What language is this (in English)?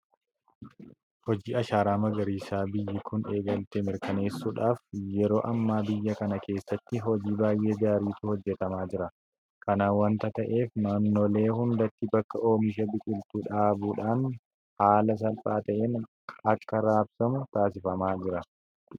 Oromo